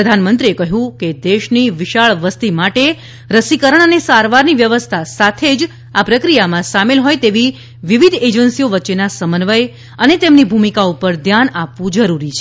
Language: Gujarati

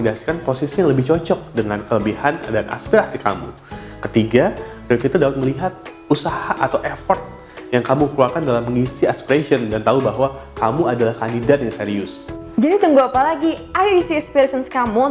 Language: Indonesian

